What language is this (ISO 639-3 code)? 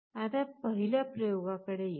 mar